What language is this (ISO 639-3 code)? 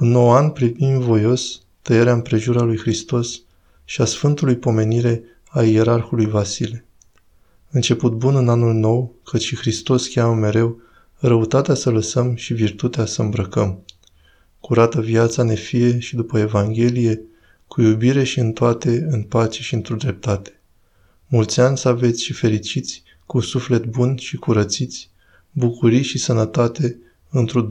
ron